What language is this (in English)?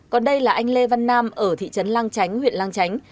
Vietnamese